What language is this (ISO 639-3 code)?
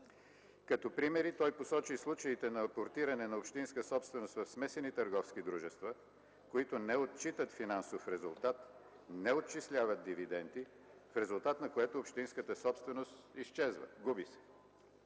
bul